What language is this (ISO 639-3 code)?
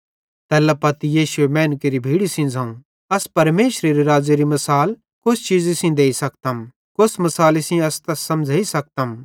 bhd